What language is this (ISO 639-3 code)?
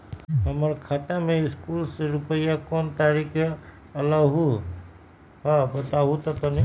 mag